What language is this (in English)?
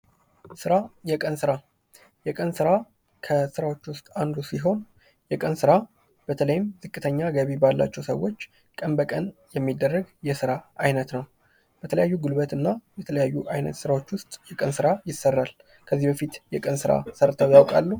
Amharic